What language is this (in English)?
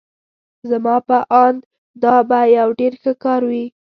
Pashto